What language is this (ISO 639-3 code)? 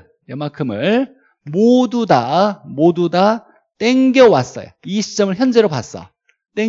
kor